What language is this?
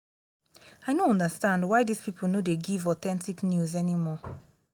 Nigerian Pidgin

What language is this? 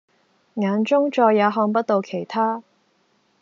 Cantonese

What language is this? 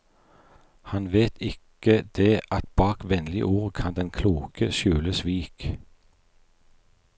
Norwegian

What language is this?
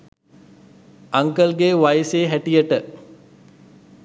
Sinhala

